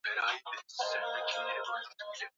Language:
Swahili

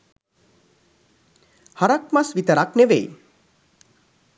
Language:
Sinhala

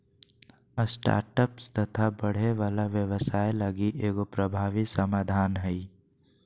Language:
Magahi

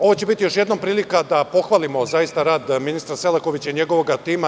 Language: Serbian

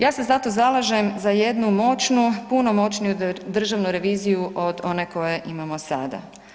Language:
Croatian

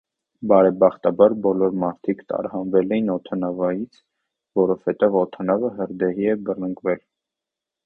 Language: Armenian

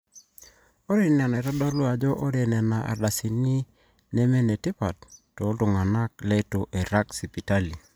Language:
Masai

